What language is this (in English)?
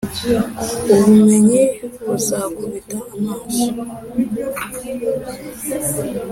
Kinyarwanda